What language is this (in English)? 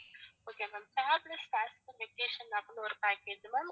Tamil